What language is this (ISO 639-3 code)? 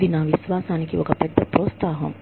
tel